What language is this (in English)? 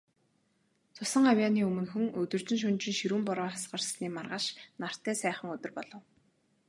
Mongolian